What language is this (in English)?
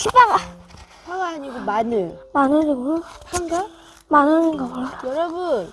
Korean